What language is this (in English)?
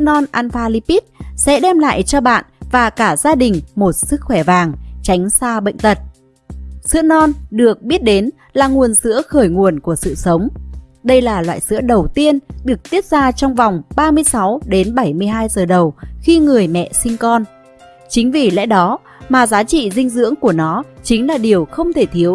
Vietnamese